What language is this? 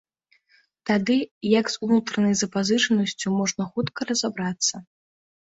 Belarusian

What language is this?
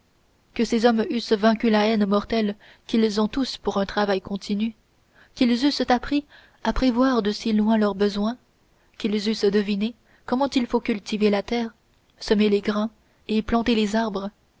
French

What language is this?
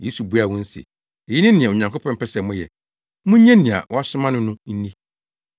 Akan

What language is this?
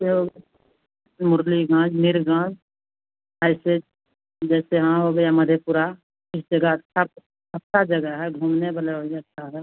Hindi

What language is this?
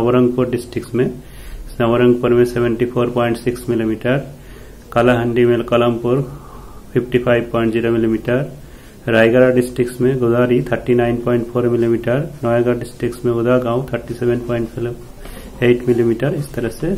Hindi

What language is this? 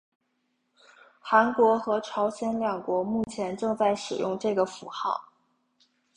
Chinese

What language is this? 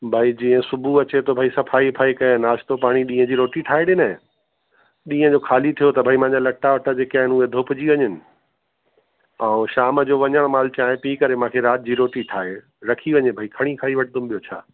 Sindhi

